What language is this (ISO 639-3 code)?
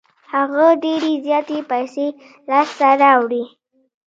pus